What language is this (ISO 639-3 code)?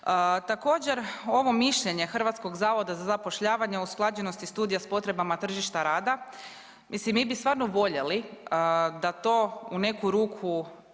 hrv